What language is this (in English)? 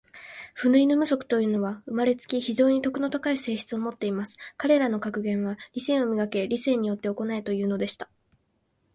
Japanese